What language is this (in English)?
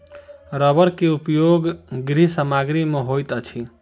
Maithili